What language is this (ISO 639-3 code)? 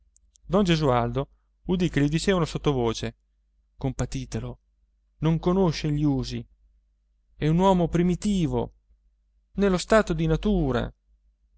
ita